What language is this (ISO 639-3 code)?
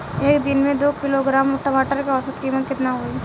bho